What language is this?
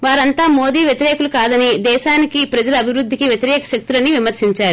Telugu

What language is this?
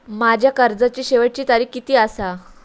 Marathi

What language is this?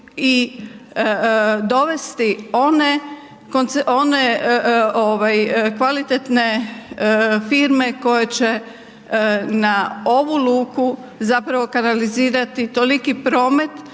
Croatian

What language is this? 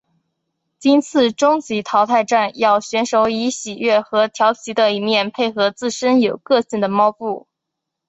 Chinese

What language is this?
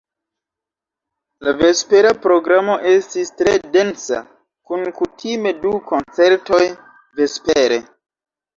Esperanto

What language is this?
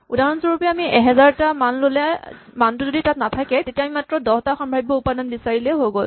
Assamese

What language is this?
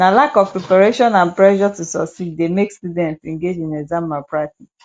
Nigerian Pidgin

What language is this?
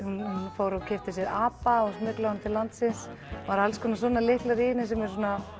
Icelandic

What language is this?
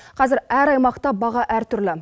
Kazakh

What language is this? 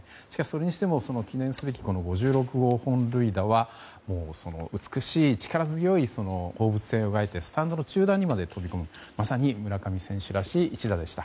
Japanese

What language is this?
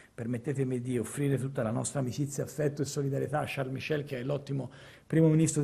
Italian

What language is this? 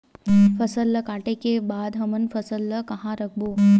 Chhattisgarhi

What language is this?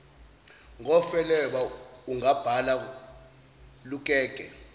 Zulu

